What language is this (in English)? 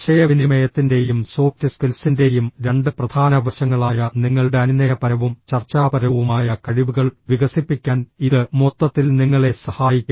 Malayalam